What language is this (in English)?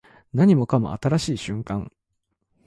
Japanese